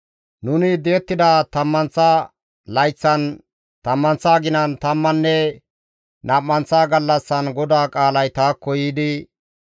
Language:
Gamo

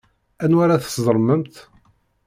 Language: Kabyle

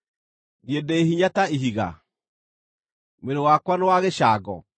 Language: Kikuyu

